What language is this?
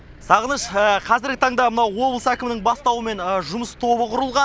Kazakh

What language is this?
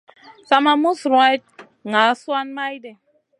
Masana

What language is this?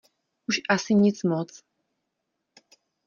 Czech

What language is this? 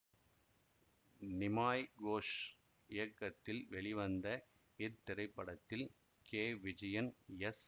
Tamil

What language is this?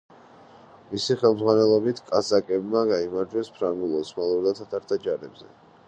Georgian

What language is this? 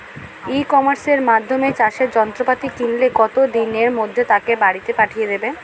Bangla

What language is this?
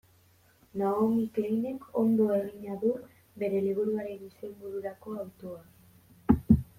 Basque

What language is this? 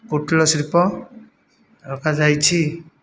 Odia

